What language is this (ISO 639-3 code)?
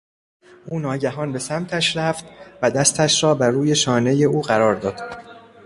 fas